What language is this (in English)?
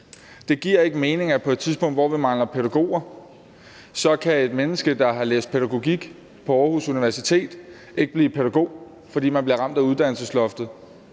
Danish